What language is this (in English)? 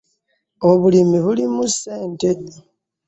Ganda